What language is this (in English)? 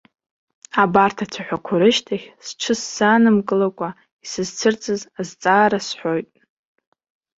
Abkhazian